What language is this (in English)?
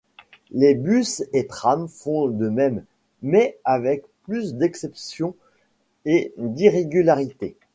French